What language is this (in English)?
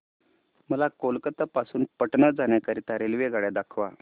Marathi